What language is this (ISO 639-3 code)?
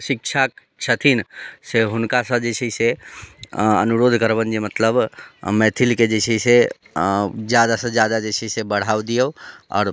mai